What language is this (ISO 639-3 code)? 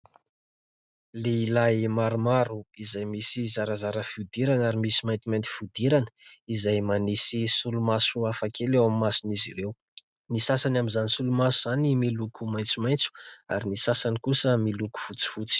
mlg